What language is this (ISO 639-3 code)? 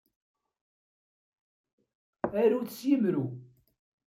kab